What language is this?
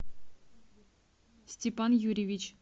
Russian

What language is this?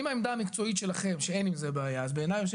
Hebrew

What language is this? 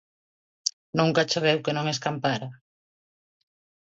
Galician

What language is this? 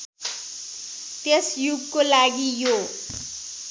Nepali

